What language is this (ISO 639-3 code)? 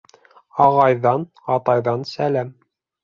bak